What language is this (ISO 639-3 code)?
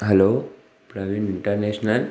snd